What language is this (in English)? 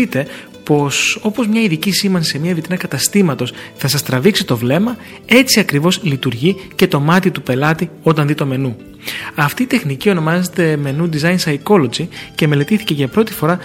Greek